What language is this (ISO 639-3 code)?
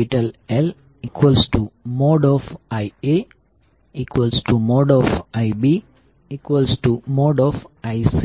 guj